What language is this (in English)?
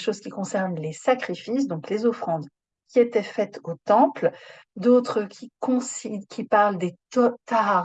French